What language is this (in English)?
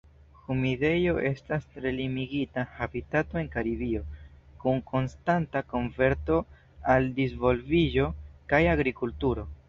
Esperanto